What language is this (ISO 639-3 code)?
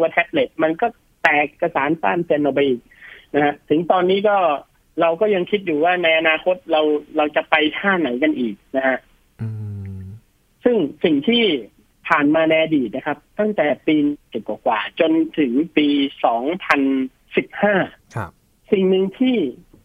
tha